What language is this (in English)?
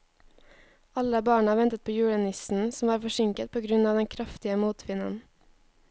Norwegian